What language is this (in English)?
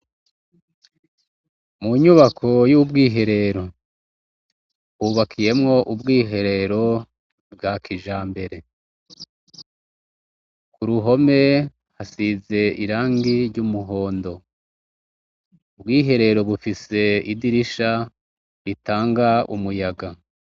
Rundi